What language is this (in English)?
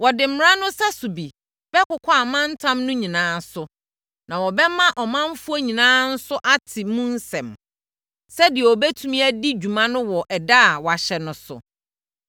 Akan